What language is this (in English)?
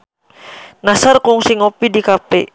Sundanese